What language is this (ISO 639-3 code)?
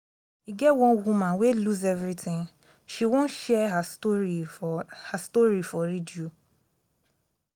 pcm